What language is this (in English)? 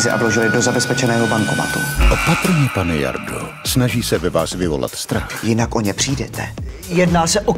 Czech